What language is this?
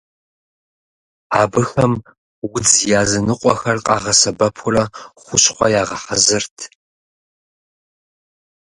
Kabardian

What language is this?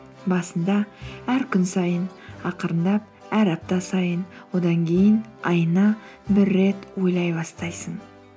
Kazakh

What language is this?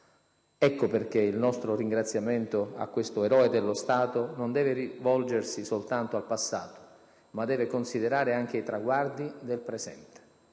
Italian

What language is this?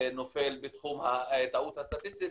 Hebrew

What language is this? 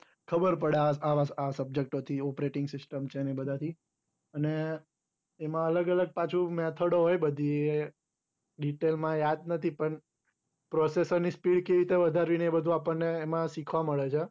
Gujarati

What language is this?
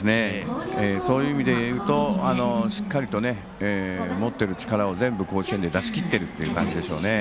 Japanese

